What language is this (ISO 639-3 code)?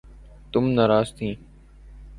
urd